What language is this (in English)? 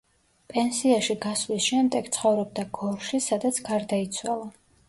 Georgian